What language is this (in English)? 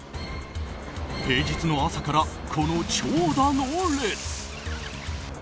Japanese